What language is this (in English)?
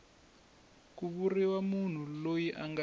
Tsonga